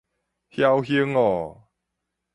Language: Min Nan Chinese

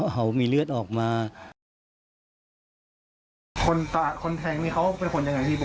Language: Thai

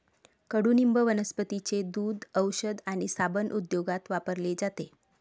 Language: Marathi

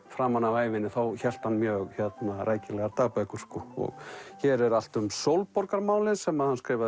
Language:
Icelandic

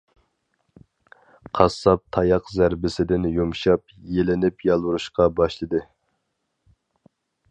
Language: Uyghur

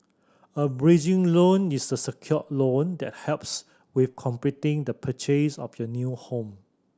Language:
English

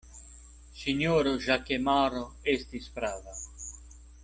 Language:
Esperanto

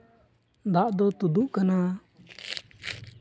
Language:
Santali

